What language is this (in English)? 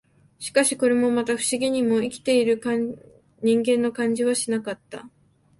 Japanese